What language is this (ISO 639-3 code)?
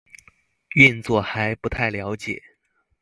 zho